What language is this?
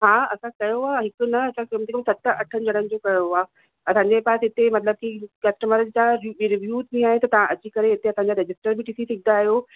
Sindhi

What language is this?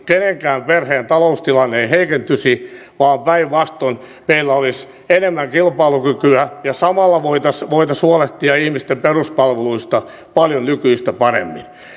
Finnish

